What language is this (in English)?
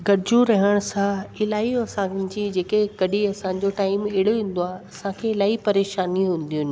Sindhi